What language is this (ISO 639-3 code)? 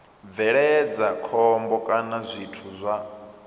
ven